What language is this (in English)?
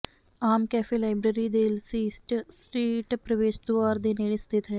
Punjabi